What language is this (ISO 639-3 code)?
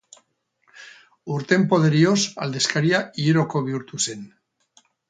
eus